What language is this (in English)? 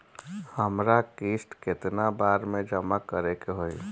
Bhojpuri